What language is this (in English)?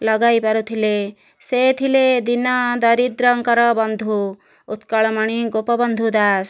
Odia